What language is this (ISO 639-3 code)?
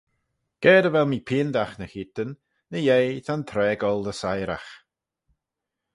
glv